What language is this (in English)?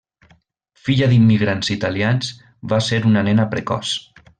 Catalan